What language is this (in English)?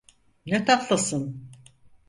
Turkish